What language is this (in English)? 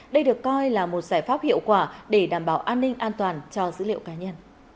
Vietnamese